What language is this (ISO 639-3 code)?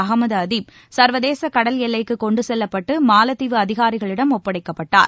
tam